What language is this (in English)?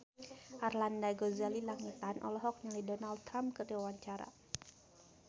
Sundanese